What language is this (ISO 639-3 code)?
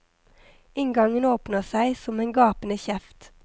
nor